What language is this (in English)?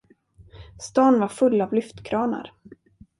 Swedish